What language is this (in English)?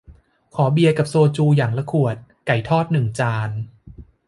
Thai